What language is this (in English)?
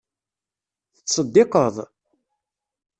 Kabyle